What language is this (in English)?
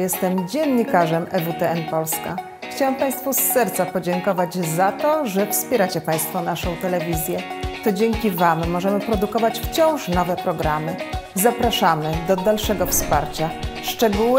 Polish